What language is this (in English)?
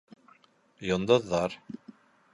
Bashkir